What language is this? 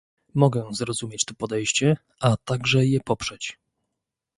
Polish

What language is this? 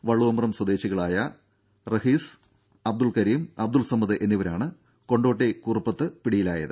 Malayalam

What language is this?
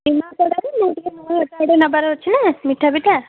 Odia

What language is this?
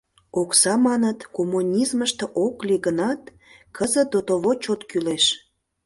Mari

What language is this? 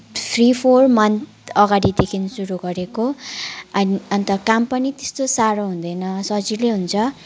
Nepali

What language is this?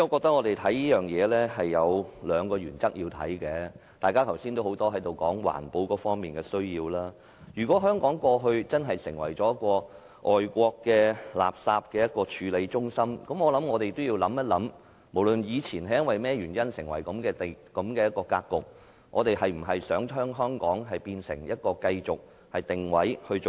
Cantonese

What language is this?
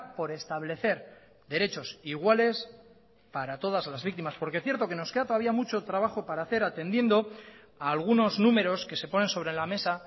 Spanish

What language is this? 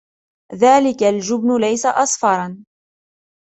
Arabic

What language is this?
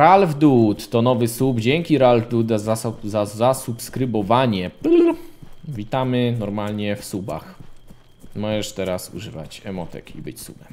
Polish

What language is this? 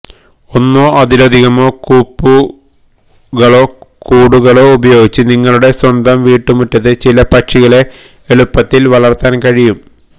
Malayalam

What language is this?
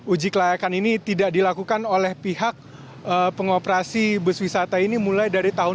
Indonesian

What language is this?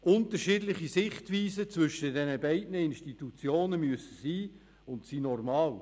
Swiss German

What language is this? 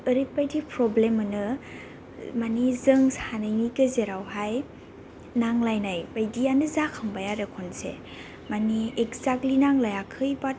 Bodo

